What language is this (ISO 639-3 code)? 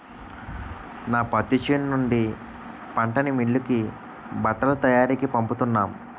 tel